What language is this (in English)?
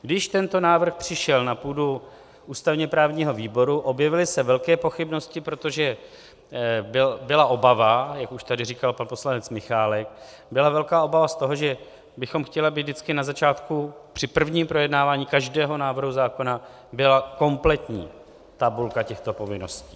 Czech